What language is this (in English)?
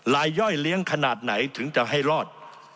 Thai